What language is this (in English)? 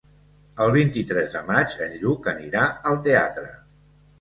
Catalan